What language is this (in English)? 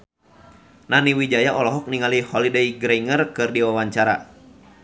Sundanese